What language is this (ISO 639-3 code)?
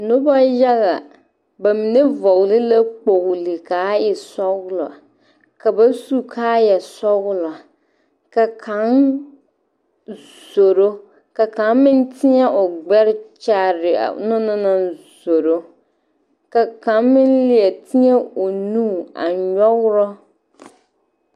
dga